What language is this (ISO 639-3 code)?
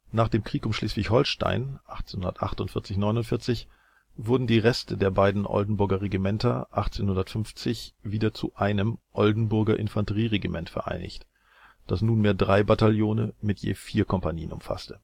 deu